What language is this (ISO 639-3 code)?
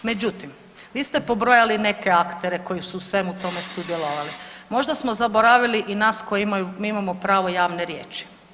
hrv